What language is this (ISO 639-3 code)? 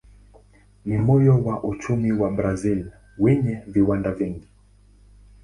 swa